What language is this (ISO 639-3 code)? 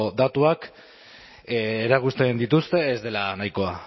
eus